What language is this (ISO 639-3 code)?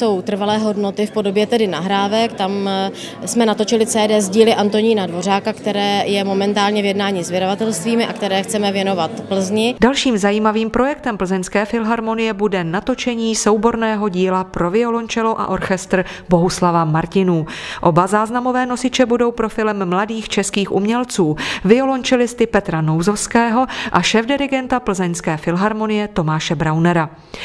ces